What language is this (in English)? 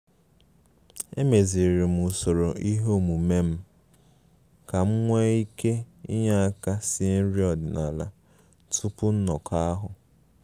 Igbo